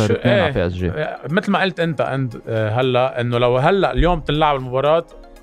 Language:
Arabic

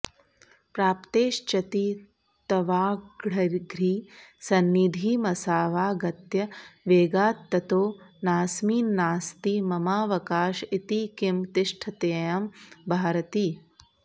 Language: Sanskrit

